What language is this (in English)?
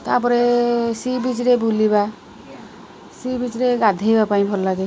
Odia